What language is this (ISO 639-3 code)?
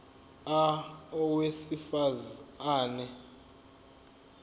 zul